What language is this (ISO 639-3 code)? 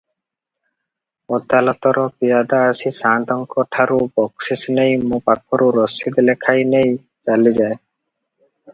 ori